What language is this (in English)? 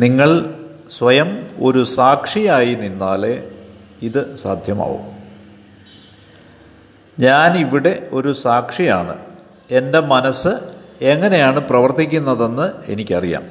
Malayalam